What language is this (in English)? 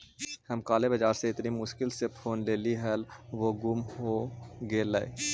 Magahi